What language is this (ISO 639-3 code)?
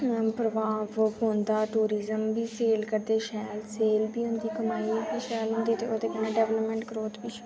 doi